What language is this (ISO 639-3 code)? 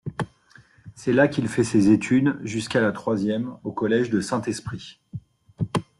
fra